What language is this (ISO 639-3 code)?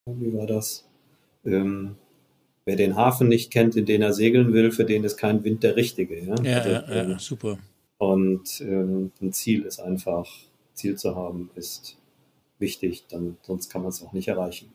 deu